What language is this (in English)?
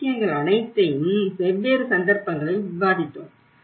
Tamil